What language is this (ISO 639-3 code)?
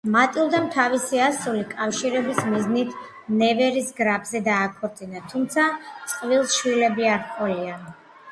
kat